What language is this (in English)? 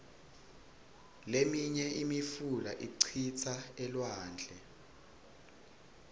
Swati